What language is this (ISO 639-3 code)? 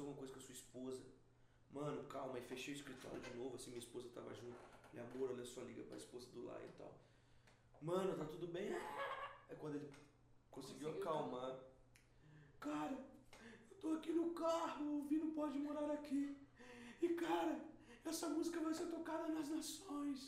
por